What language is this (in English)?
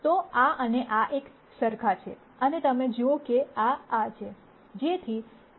Gujarati